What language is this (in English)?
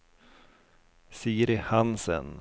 Swedish